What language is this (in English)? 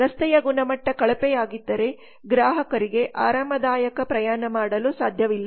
Kannada